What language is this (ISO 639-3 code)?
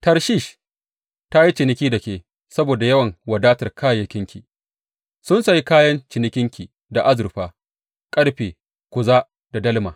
hau